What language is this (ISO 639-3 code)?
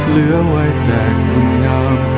tha